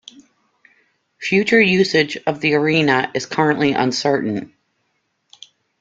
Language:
English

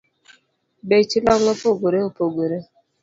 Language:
Luo (Kenya and Tanzania)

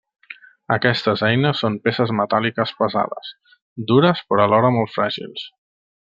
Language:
Catalan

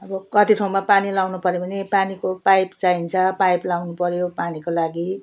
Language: Nepali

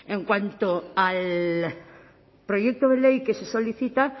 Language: Spanish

